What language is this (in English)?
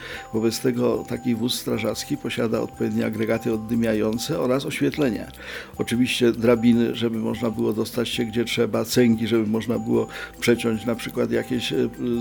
Polish